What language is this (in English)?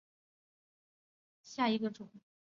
Chinese